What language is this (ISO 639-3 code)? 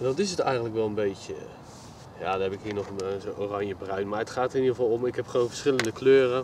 nld